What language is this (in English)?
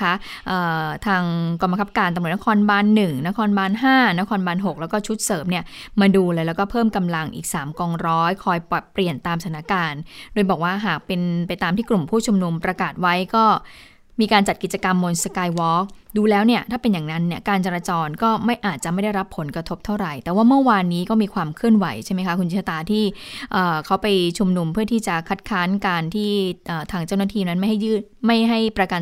Thai